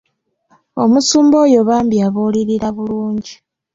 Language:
Ganda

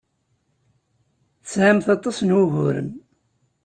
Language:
Kabyle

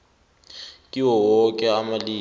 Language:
South Ndebele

